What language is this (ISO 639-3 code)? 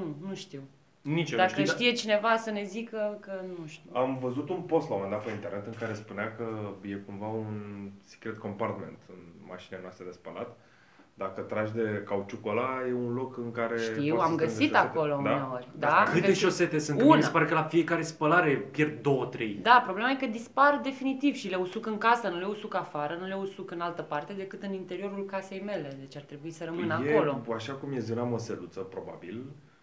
ron